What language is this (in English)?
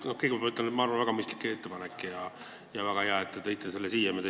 Estonian